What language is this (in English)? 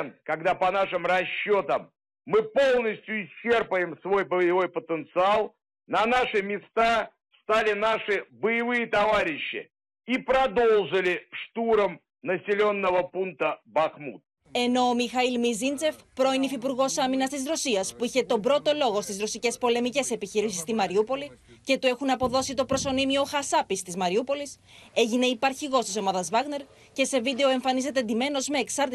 Greek